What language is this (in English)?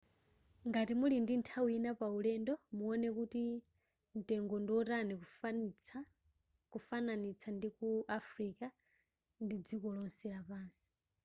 Nyanja